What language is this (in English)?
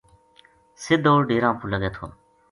Gujari